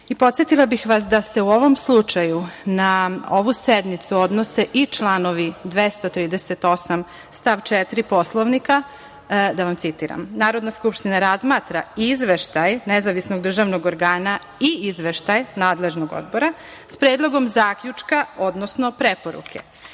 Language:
Serbian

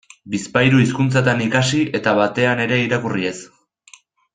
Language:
Basque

